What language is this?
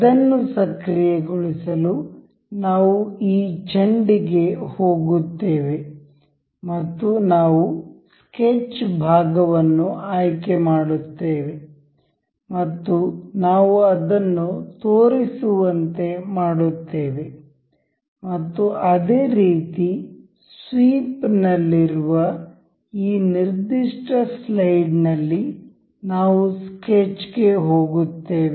Kannada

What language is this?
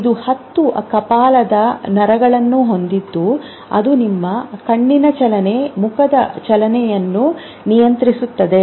Kannada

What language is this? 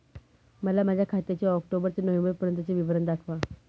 Marathi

